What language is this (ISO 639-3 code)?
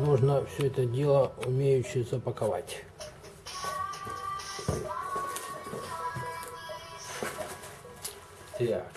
rus